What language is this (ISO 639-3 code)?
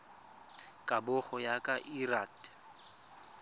tsn